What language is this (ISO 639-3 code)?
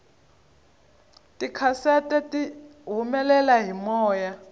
tso